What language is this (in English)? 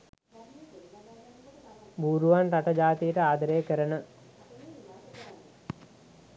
Sinhala